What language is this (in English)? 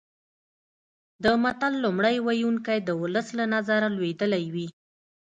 Pashto